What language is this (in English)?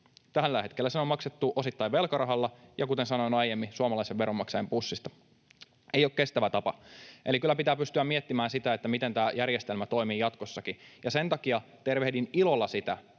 Finnish